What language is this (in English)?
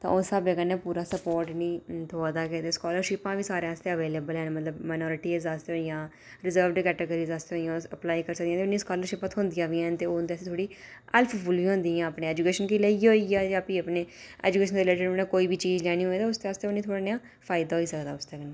Dogri